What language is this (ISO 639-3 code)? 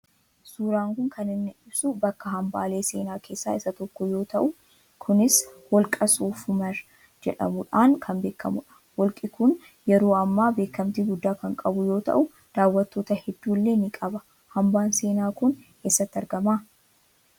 orm